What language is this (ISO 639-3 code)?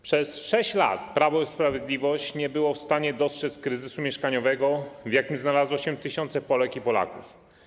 pol